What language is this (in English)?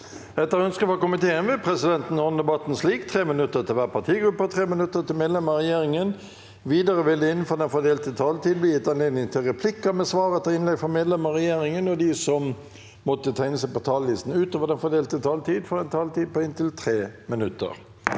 Norwegian